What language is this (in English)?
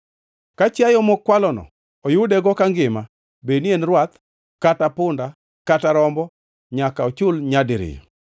Luo (Kenya and Tanzania)